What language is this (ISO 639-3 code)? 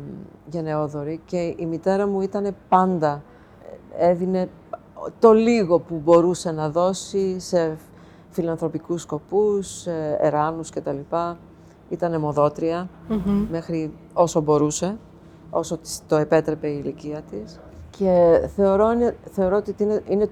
ell